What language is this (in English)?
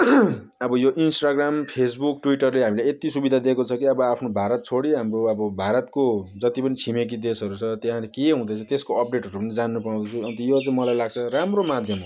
Nepali